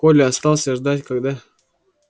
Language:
Russian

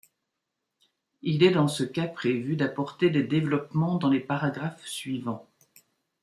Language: French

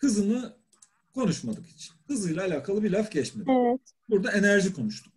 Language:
Turkish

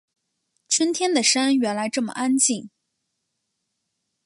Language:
Chinese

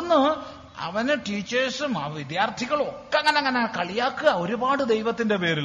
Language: Malayalam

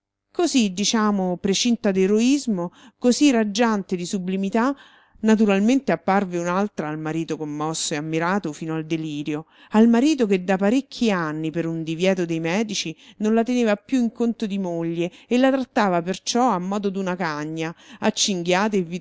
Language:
Italian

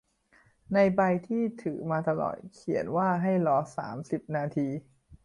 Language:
Thai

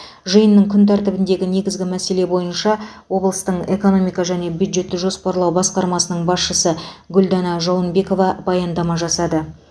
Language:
Kazakh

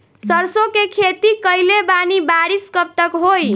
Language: Bhojpuri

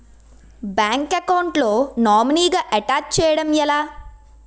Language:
Telugu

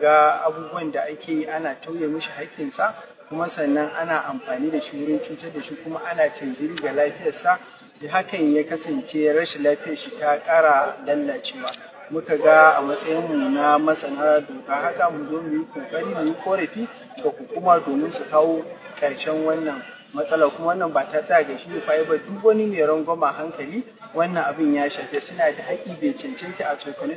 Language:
Arabic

